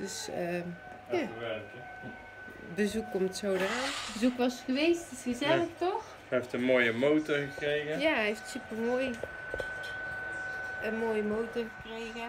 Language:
Dutch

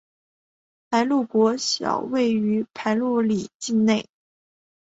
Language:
Chinese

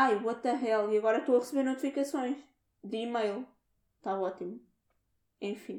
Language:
Portuguese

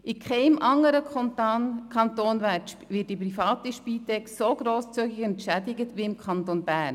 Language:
Swiss German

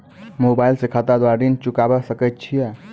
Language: Maithili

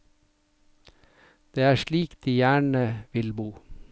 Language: Norwegian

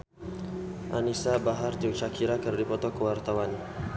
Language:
Sundanese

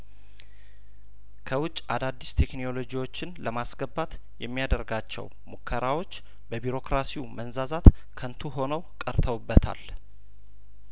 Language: Amharic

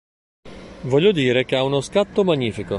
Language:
Italian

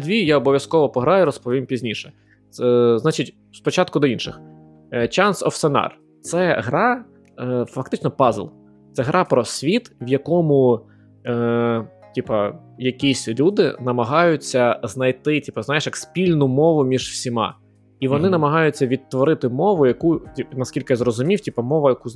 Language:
Ukrainian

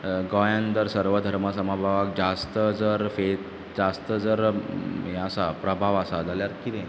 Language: Konkani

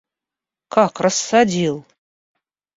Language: Russian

